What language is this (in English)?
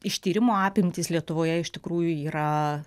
Lithuanian